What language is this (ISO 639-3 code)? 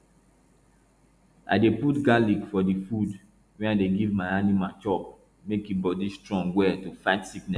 pcm